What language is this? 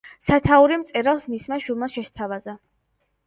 Georgian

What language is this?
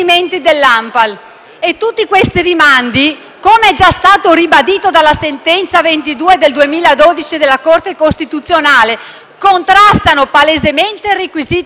Italian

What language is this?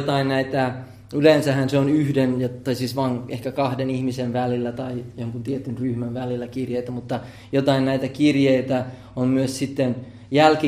Finnish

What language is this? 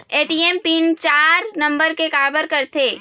Chhattisgarhi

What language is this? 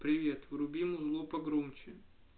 Russian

